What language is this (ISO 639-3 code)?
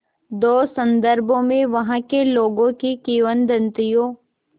hin